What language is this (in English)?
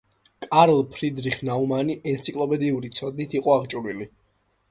Georgian